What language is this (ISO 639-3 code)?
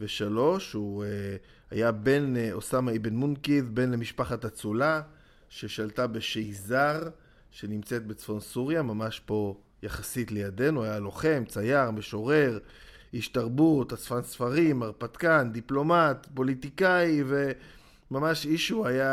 heb